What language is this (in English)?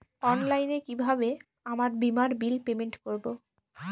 Bangla